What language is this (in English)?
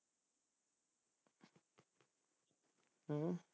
Punjabi